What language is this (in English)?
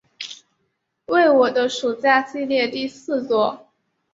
Chinese